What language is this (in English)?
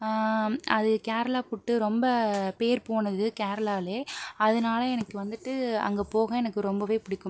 Tamil